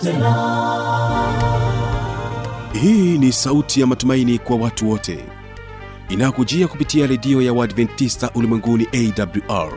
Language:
Swahili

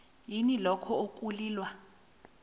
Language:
South Ndebele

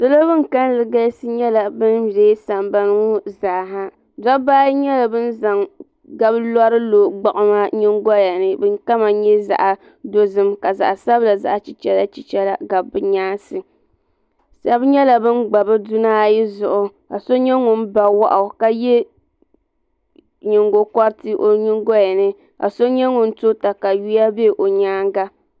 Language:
Dagbani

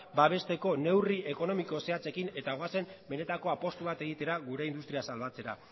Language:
Basque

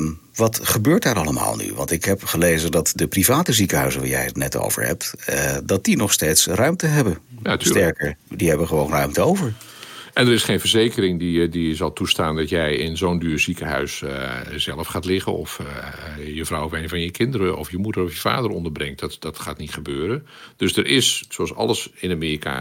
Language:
Dutch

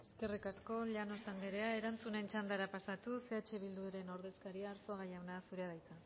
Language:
Basque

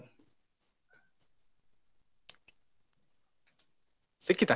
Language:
Kannada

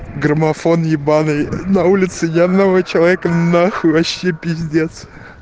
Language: Russian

